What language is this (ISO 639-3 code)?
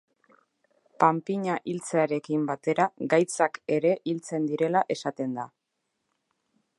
eus